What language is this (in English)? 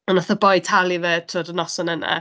Welsh